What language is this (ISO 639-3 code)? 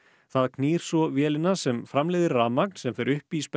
isl